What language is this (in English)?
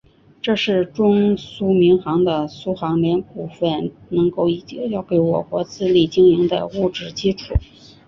Chinese